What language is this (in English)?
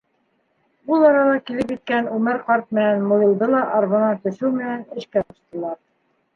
Bashkir